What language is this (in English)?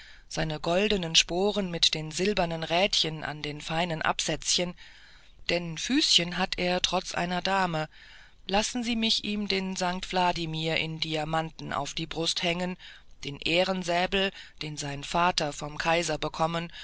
German